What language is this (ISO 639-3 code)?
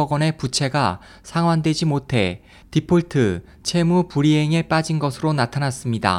kor